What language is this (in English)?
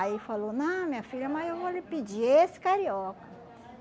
Portuguese